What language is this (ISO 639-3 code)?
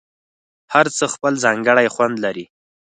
pus